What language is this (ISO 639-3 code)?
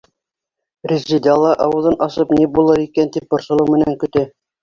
bak